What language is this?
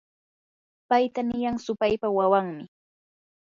Yanahuanca Pasco Quechua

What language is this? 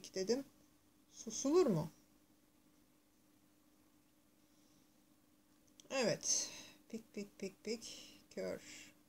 Turkish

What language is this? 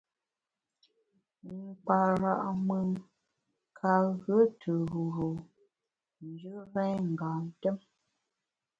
Bamun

